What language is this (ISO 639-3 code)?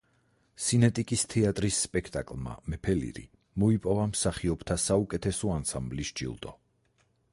kat